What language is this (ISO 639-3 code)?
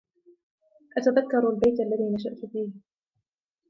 ara